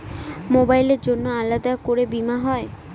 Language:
Bangla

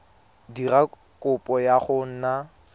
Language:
Tswana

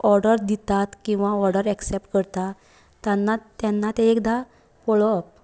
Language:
Konkani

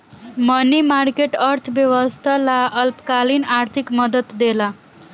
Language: Bhojpuri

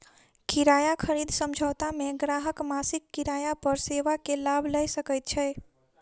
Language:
Maithili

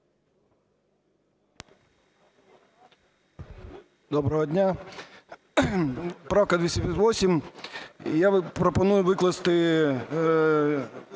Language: Ukrainian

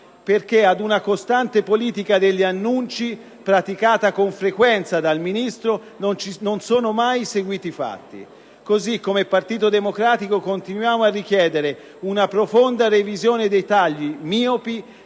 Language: Italian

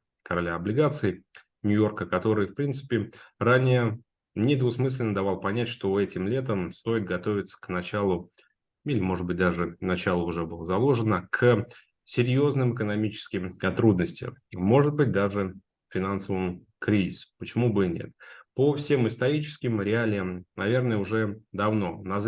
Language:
Russian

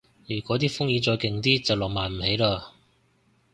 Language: Cantonese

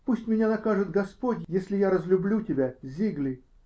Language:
Russian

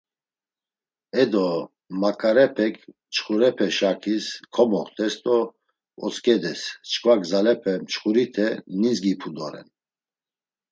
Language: Laz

